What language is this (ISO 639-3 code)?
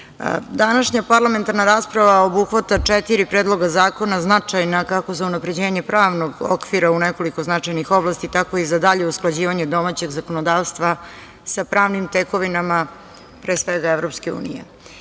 srp